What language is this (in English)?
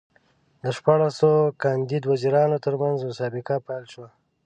Pashto